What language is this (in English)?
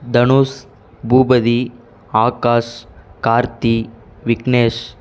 Tamil